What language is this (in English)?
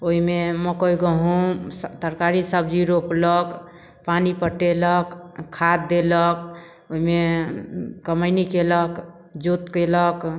Maithili